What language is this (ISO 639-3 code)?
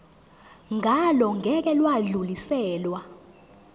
zul